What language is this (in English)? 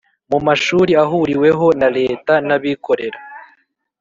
Kinyarwanda